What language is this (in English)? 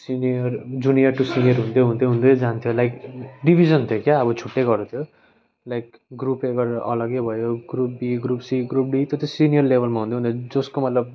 Nepali